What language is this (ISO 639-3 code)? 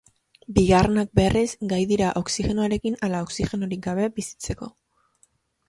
eus